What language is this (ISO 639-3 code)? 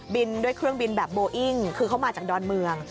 tha